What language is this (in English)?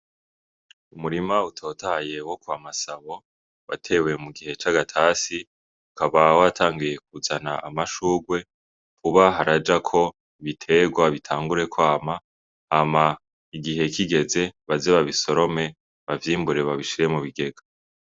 Rundi